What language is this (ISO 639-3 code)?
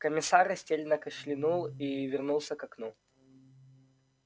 rus